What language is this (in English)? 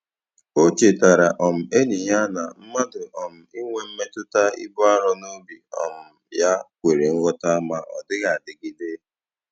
Igbo